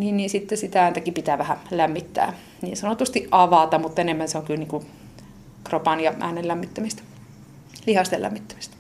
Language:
Finnish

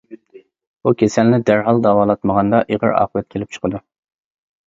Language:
Uyghur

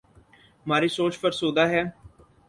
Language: Urdu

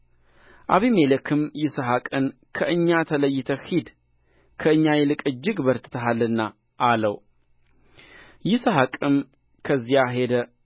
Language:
Amharic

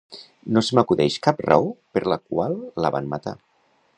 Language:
Catalan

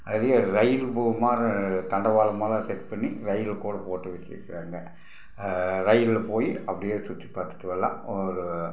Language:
Tamil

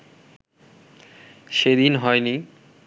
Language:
Bangla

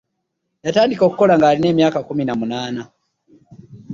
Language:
Ganda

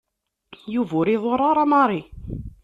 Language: Kabyle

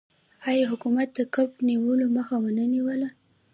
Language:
Pashto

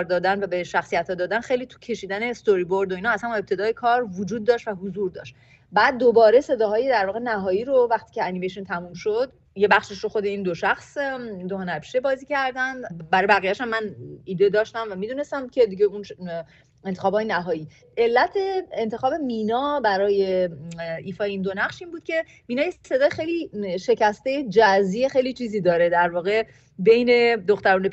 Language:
Persian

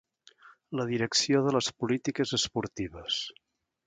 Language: Catalan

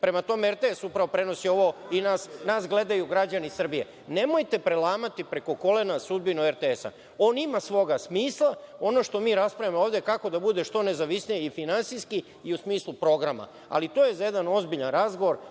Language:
Serbian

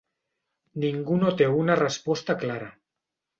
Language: Catalan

